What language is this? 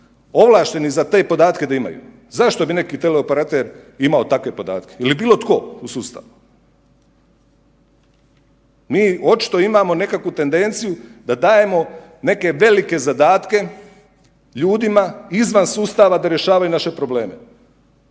Croatian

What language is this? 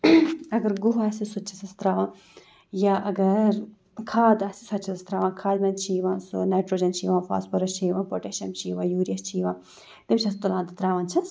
Kashmiri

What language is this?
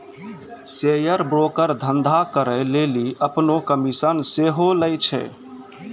Maithili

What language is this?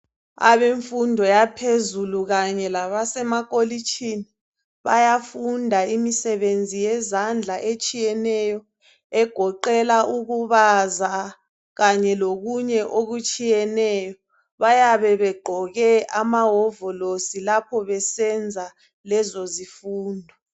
North Ndebele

